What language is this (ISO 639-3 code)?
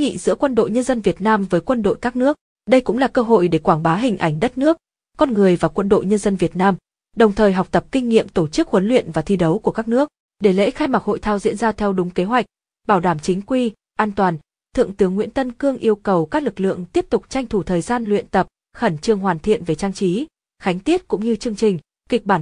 vie